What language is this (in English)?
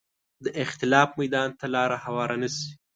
Pashto